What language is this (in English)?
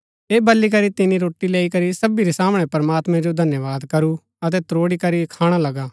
Gaddi